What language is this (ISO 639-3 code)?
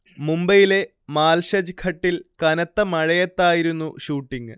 mal